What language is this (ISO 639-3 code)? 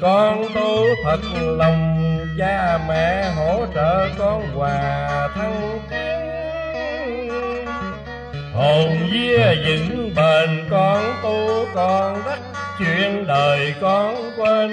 vie